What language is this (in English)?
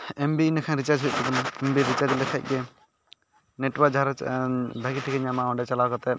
Santali